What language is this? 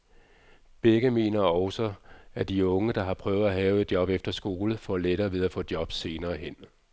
Danish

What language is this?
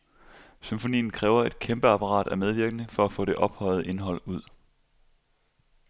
Danish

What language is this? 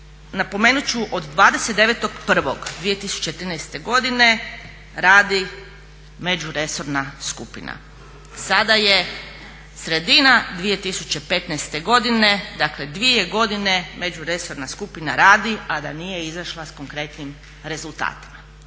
Croatian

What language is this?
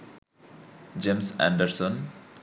Bangla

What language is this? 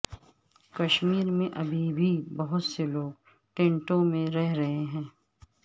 Urdu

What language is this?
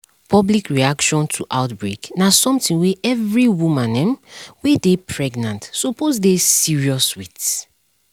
Nigerian Pidgin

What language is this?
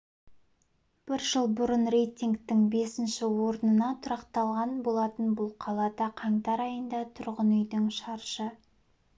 Kazakh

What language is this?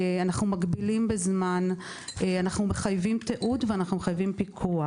Hebrew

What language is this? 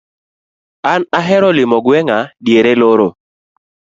Luo (Kenya and Tanzania)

